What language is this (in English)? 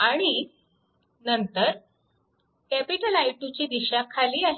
Marathi